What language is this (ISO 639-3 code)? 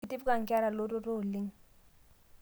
mas